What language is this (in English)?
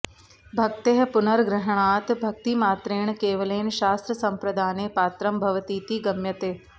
Sanskrit